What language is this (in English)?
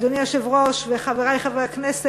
Hebrew